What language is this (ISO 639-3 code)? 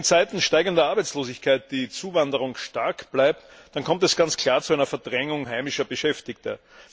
deu